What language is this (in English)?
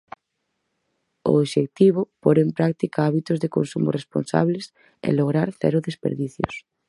Galician